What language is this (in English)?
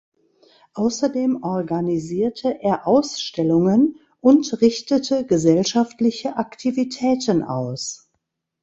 German